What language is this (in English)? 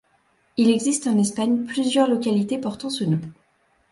French